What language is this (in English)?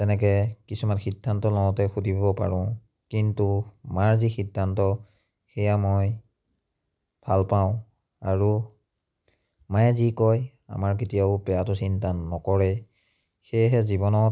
Assamese